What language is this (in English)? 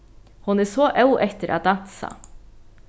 Faroese